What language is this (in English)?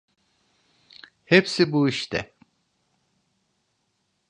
Turkish